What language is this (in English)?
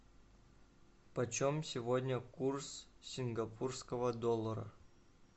Russian